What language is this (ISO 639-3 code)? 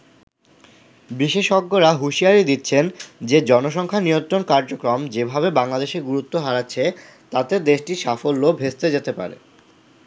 ben